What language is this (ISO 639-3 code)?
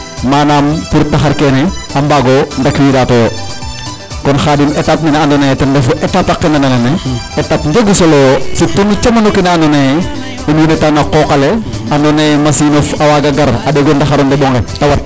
srr